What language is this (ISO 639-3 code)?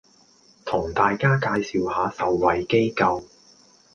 yue